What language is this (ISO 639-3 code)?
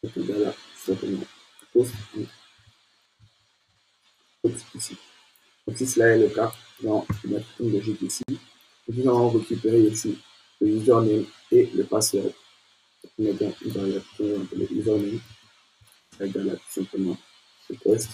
fra